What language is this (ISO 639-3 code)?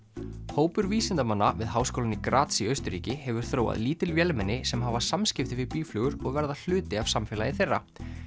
isl